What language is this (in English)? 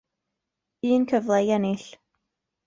Welsh